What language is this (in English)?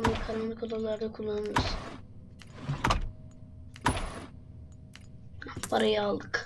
Turkish